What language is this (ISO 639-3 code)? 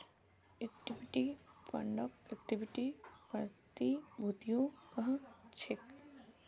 mag